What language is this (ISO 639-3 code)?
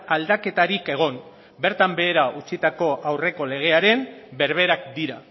eus